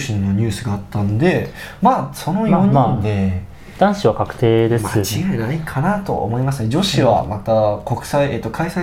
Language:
Japanese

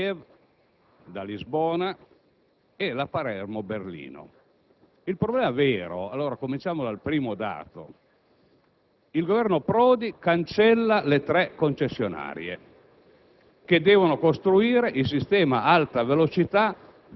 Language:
Italian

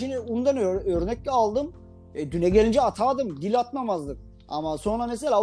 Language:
Turkish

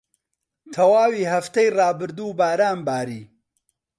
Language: Central Kurdish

